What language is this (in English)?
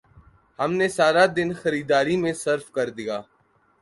Urdu